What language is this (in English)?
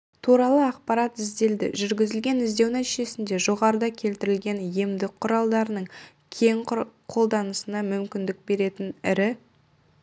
Kazakh